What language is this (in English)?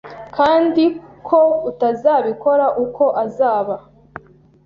Kinyarwanda